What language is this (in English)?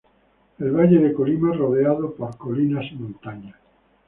Spanish